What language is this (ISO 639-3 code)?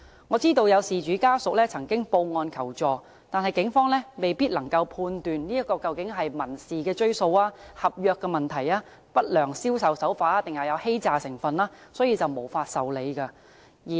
yue